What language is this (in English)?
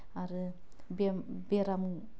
Bodo